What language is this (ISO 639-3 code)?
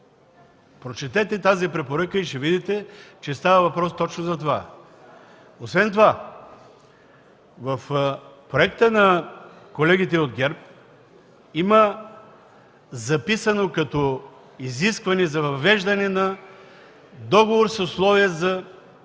bul